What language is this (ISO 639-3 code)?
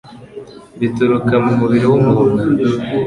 kin